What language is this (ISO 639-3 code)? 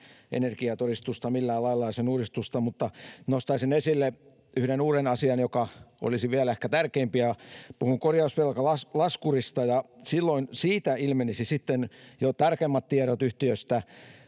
fin